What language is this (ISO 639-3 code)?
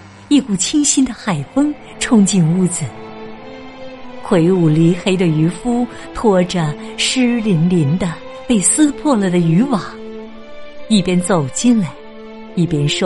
zho